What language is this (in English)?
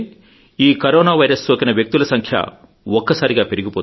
Telugu